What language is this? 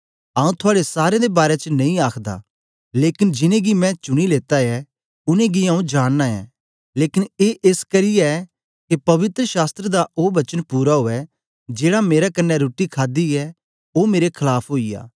Dogri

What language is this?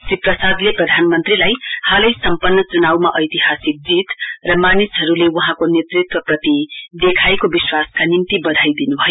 Nepali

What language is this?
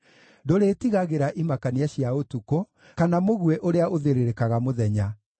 Kikuyu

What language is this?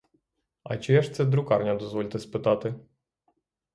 Ukrainian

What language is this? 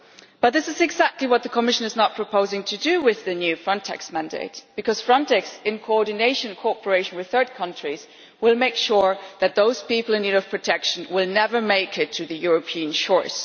English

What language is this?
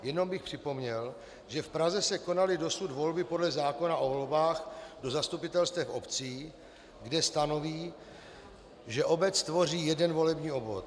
Czech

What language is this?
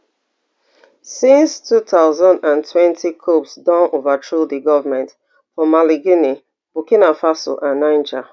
Nigerian Pidgin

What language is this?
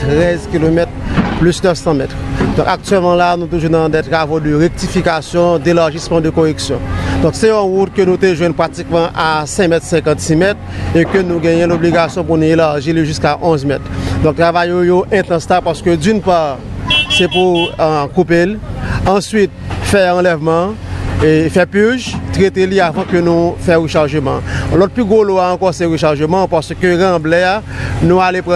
French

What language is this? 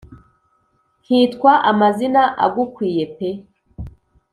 Kinyarwanda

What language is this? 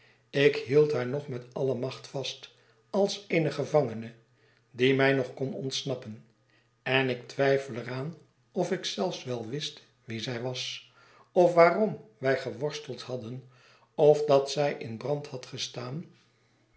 Dutch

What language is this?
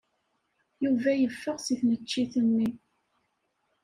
Kabyle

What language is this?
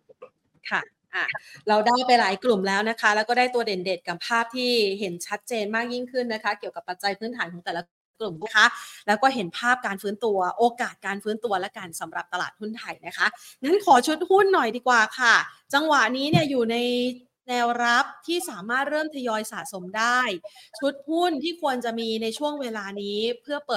Thai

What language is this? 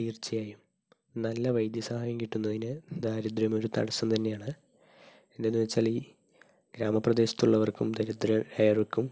Malayalam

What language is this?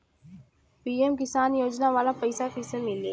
Bhojpuri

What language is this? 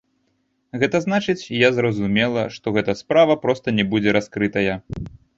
Belarusian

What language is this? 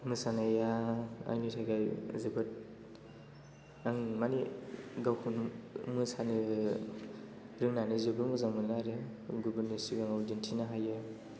Bodo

